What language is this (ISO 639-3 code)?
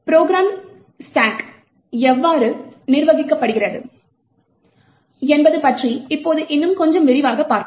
tam